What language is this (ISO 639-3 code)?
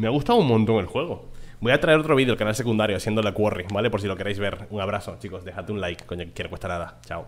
spa